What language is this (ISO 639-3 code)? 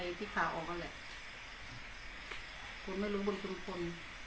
tha